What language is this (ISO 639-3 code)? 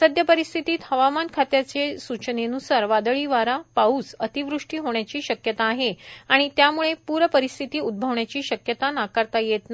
mar